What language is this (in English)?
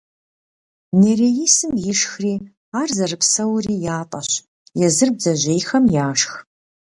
Kabardian